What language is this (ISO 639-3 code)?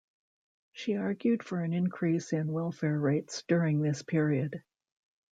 eng